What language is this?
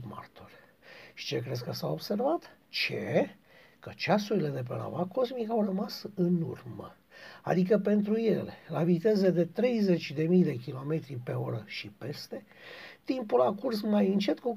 Romanian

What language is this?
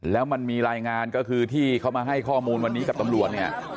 Thai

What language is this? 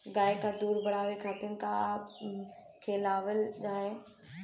Bhojpuri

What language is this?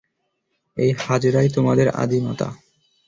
Bangla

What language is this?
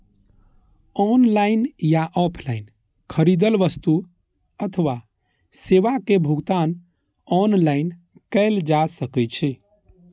Maithili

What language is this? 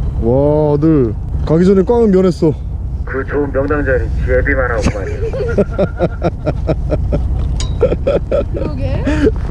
Korean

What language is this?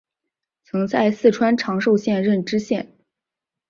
Chinese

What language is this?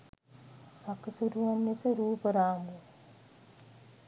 Sinhala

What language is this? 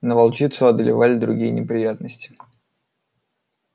Russian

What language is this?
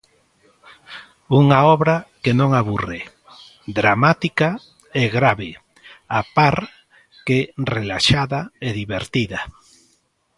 Galician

